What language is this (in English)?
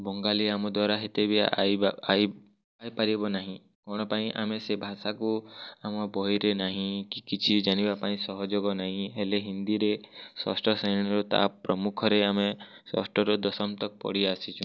Odia